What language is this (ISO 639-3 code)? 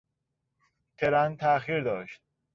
fas